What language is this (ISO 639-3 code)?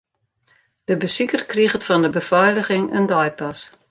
fry